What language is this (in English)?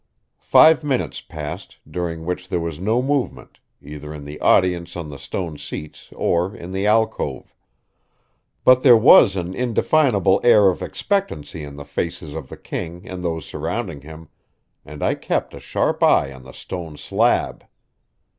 English